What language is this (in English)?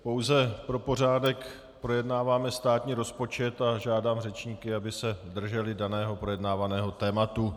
Czech